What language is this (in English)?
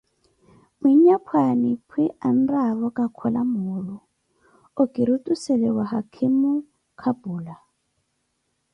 Koti